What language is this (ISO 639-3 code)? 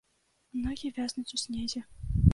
bel